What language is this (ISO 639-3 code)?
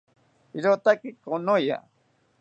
cpy